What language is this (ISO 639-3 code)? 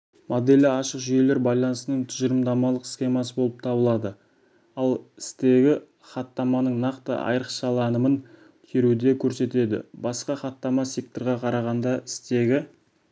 kaz